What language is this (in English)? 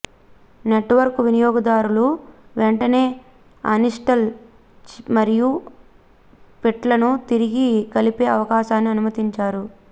Telugu